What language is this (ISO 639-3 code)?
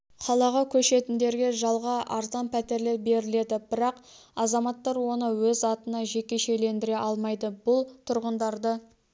kaz